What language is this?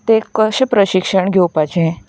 Konkani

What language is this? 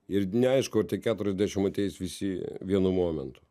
Lithuanian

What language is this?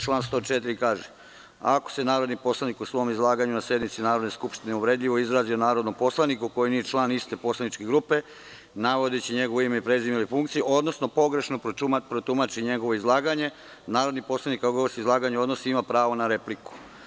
Serbian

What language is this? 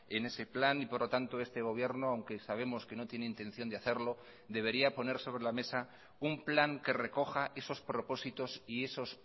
Spanish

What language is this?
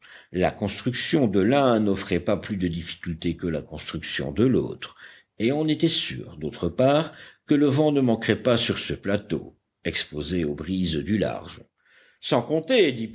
French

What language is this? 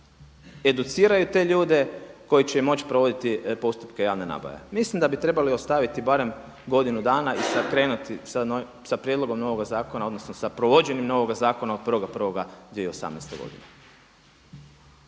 Croatian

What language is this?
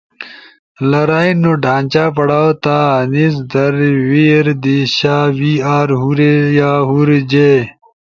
Ushojo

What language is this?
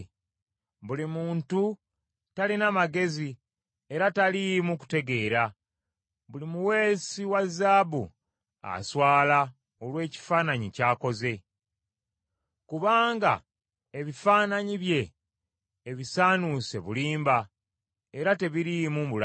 Ganda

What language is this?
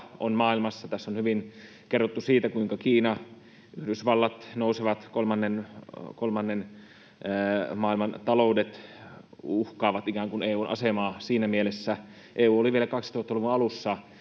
Finnish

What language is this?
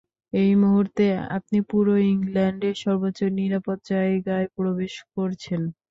Bangla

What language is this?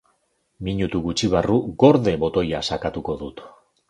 Basque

